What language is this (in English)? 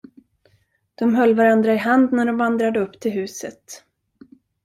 Swedish